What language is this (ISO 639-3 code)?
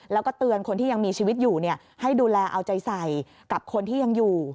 tha